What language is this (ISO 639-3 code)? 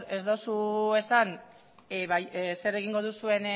eus